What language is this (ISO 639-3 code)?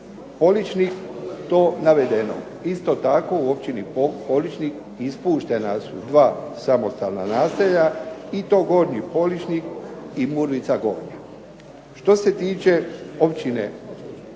hrv